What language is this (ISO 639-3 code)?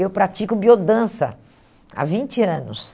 por